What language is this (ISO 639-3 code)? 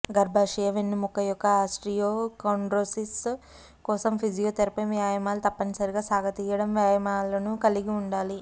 tel